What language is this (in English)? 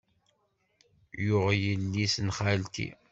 Kabyle